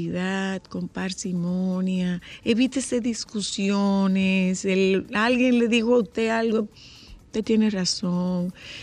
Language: Spanish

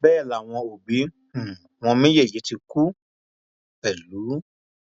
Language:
Yoruba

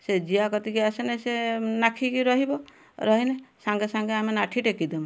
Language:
Odia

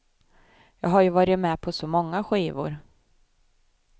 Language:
Swedish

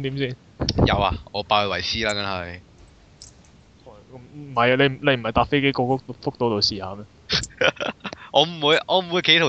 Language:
Chinese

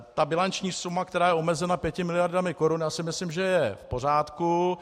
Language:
Czech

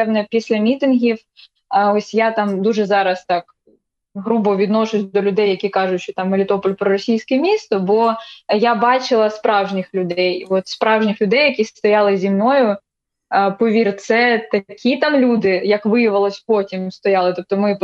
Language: Ukrainian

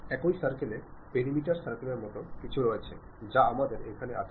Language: Bangla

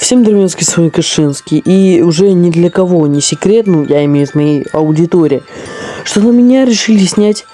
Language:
Russian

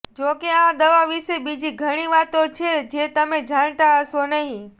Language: Gujarati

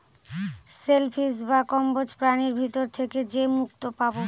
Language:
Bangla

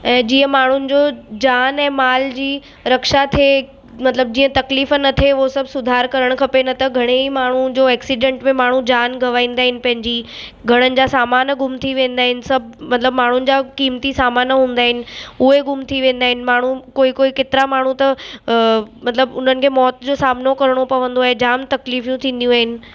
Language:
Sindhi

